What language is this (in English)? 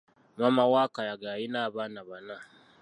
Ganda